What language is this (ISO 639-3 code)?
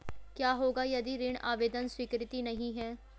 hin